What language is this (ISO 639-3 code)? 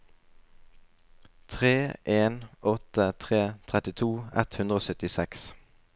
nor